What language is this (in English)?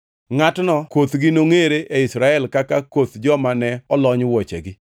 Luo (Kenya and Tanzania)